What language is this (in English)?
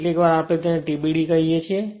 Gujarati